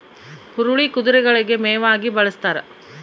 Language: Kannada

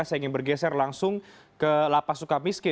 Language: Indonesian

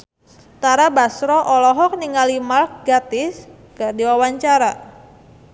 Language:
Sundanese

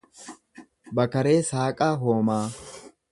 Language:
Oromo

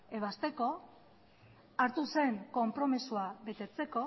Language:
Basque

